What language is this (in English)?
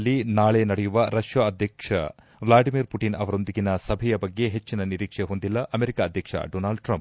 Kannada